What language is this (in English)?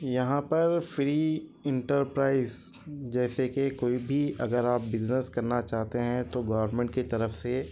Urdu